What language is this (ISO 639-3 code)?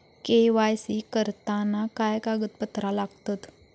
mar